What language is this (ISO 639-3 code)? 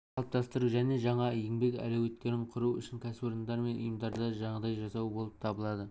kaz